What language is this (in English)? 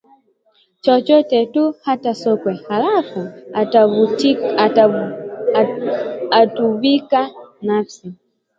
Swahili